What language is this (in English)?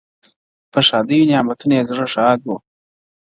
Pashto